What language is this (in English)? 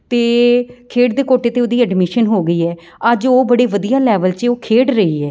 Punjabi